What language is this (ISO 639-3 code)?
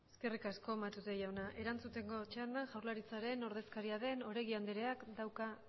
eus